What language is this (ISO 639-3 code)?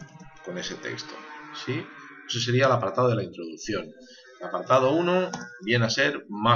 spa